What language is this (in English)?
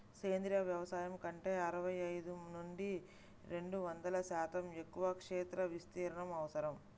Telugu